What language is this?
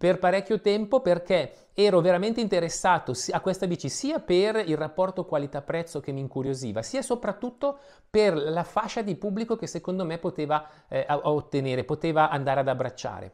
Italian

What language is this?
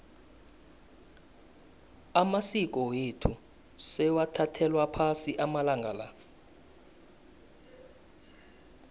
South Ndebele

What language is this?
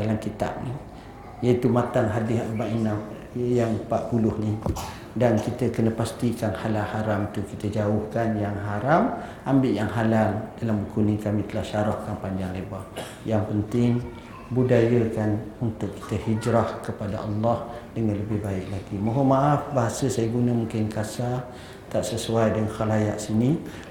Malay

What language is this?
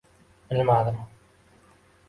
Uzbek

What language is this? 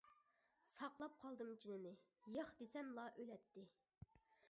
Uyghur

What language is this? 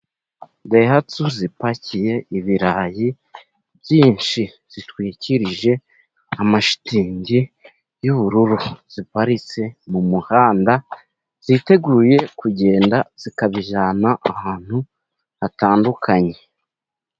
Kinyarwanda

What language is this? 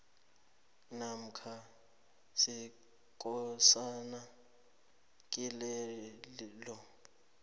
South Ndebele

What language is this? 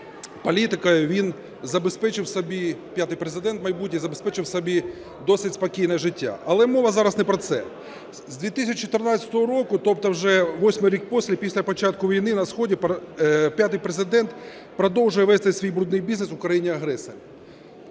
Ukrainian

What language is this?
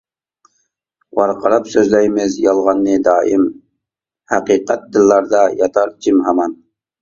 Uyghur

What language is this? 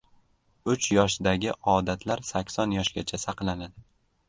Uzbek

